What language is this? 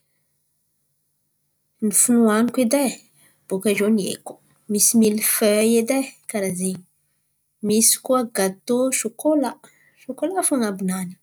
Antankarana Malagasy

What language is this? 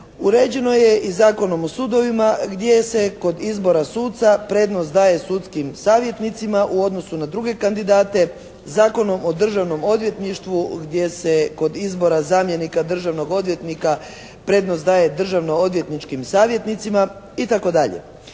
Croatian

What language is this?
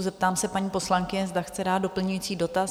Czech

